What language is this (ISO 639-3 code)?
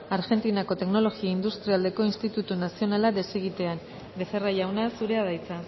eus